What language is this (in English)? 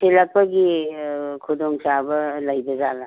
Manipuri